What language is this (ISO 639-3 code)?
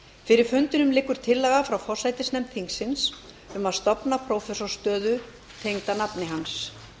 isl